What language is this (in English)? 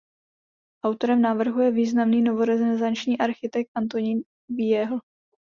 Czech